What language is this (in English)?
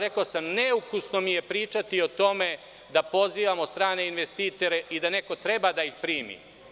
Serbian